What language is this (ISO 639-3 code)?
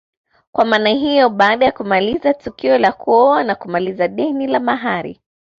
swa